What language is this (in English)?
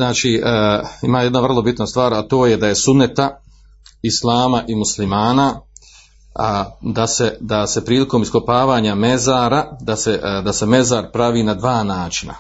Croatian